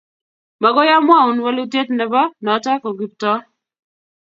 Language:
Kalenjin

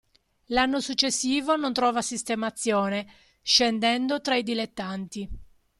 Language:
Italian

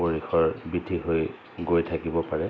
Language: Assamese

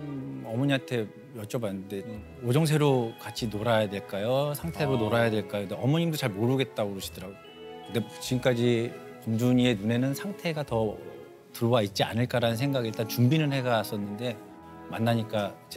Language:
Korean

